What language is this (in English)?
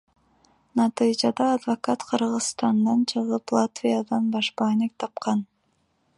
Kyrgyz